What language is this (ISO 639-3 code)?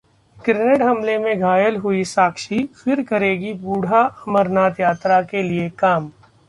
hin